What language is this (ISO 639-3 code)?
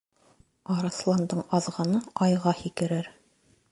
bak